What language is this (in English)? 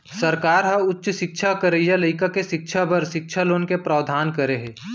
Chhattisgarhi